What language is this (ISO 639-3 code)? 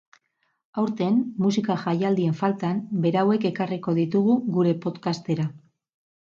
eus